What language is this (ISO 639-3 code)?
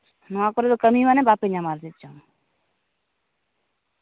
sat